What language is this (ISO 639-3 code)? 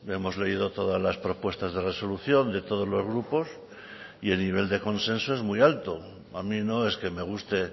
spa